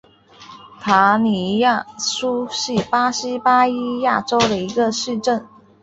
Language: Chinese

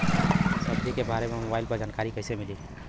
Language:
Bhojpuri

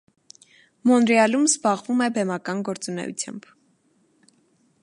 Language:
Armenian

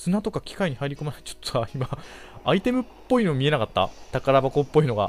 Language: Japanese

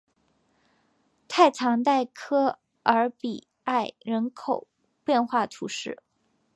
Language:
Chinese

